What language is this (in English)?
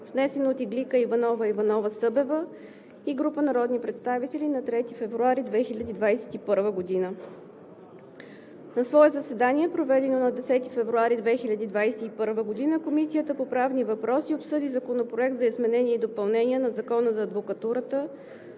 Bulgarian